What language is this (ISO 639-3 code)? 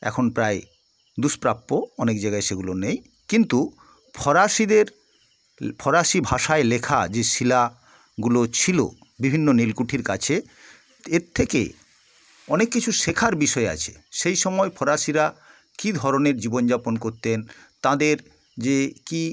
ben